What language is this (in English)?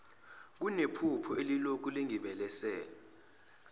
Zulu